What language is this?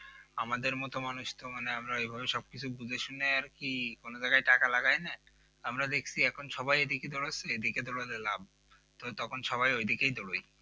Bangla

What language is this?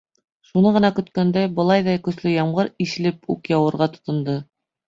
Bashkir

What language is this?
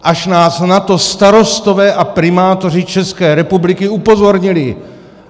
Czech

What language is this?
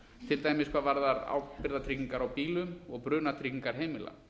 Icelandic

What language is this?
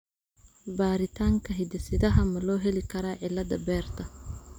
Somali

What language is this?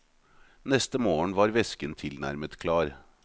Norwegian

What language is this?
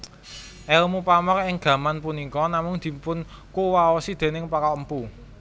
Javanese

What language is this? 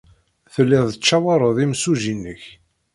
Kabyle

